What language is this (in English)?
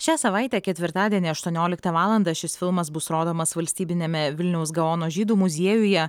Lithuanian